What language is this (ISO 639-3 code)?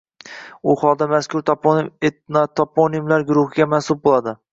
uzb